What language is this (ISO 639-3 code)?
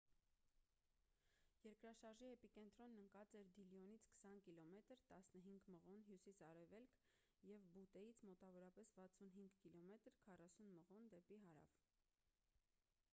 hye